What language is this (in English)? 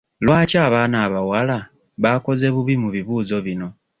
Ganda